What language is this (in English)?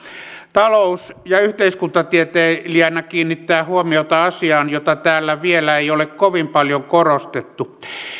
Finnish